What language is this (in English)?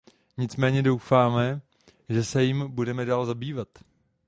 Czech